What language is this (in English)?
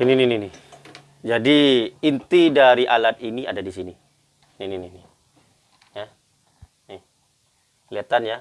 Indonesian